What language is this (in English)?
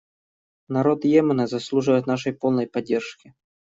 Russian